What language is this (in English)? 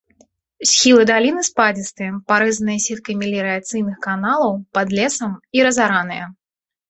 Belarusian